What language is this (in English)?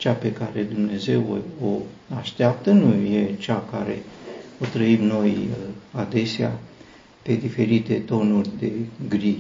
Romanian